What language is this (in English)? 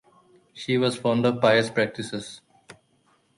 English